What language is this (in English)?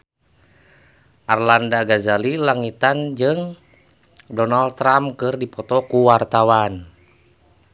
Sundanese